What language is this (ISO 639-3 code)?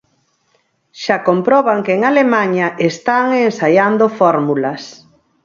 glg